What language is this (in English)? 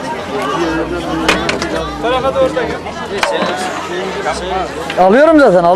Turkish